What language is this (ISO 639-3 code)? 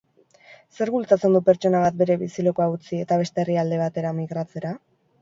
eus